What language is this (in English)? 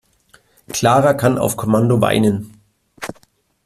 German